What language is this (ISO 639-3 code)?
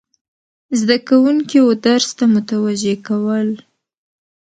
pus